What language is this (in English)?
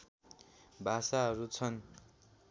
Nepali